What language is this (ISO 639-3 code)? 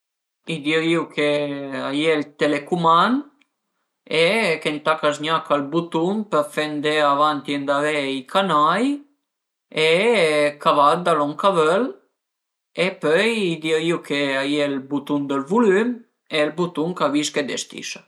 pms